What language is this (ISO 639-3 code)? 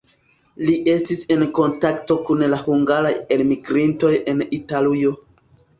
epo